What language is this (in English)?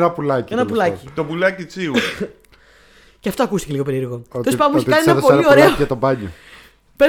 Greek